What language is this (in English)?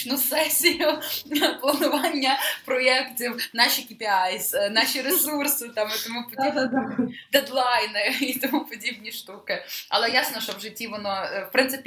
Ukrainian